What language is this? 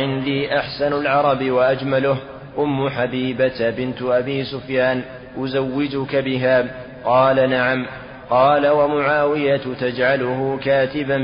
Arabic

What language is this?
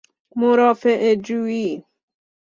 Persian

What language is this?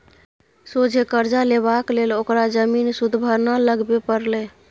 Maithili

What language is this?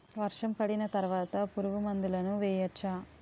Telugu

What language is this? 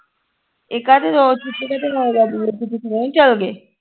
Punjabi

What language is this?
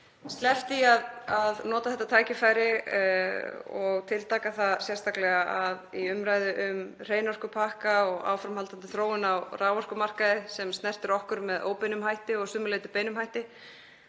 Icelandic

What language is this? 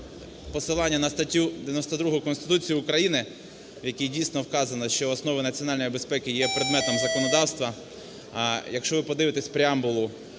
Ukrainian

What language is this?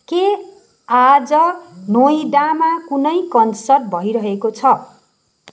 Nepali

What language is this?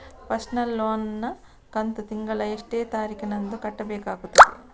Kannada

